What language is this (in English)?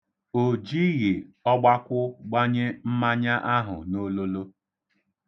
Igbo